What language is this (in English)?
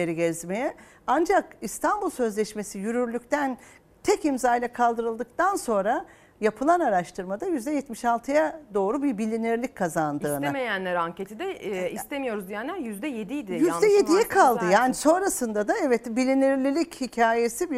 Turkish